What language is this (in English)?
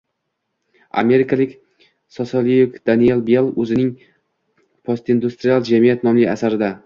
Uzbek